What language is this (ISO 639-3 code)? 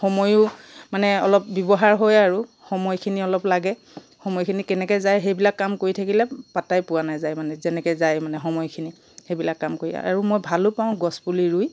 asm